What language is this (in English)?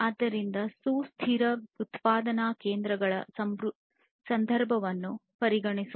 Kannada